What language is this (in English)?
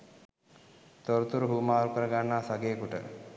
Sinhala